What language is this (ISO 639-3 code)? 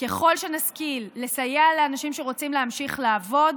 heb